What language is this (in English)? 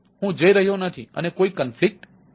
Gujarati